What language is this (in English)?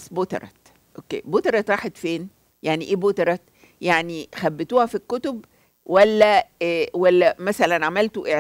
Arabic